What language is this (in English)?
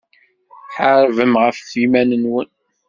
Kabyle